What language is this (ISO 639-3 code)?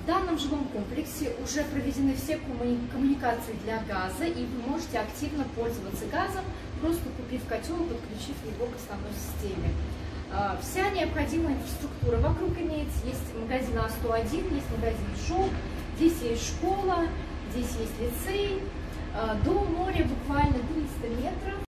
rus